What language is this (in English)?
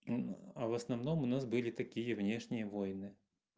Russian